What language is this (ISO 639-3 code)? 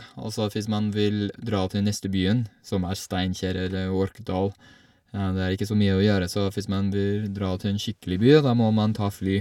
nor